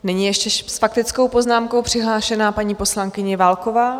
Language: Czech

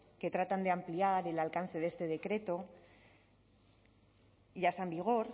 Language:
Spanish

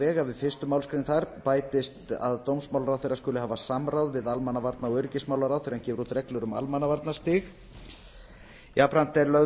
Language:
Icelandic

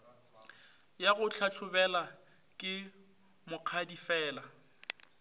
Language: Northern Sotho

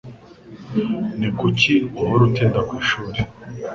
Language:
Kinyarwanda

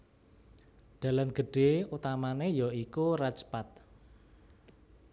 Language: Javanese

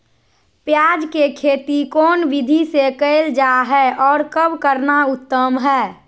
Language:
Magahi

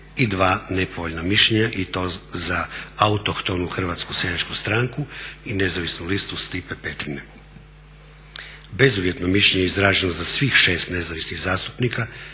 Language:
Croatian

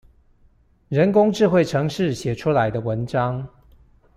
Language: Chinese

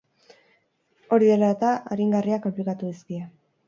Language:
Basque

